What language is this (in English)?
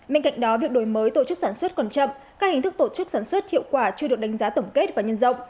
Vietnamese